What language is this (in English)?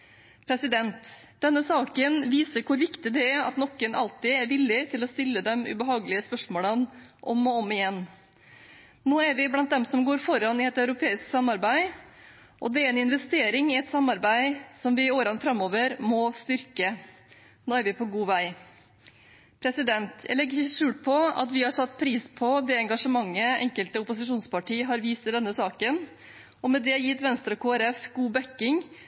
Norwegian Bokmål